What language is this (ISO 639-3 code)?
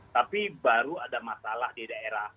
ind